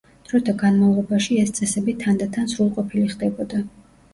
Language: Georgian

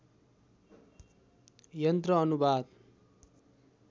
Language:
Nepali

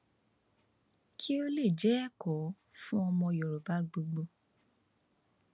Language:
Yoruba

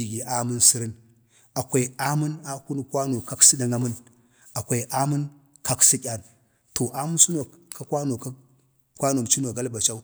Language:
Bade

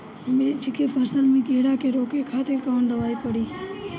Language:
Bhojpuri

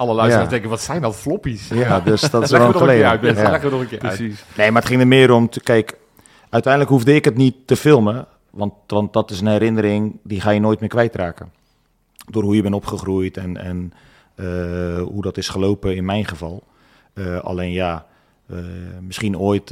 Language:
Dutch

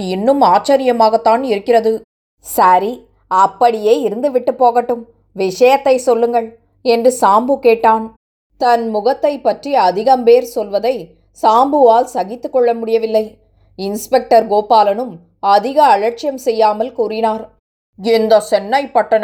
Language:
Tamil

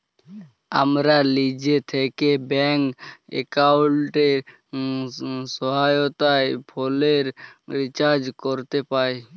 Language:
Bangla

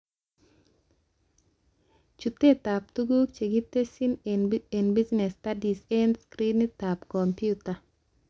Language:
Kalenjin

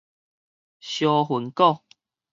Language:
Min Nan Chinese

